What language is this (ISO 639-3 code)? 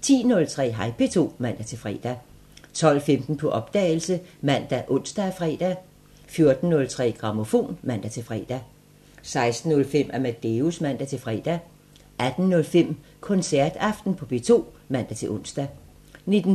dan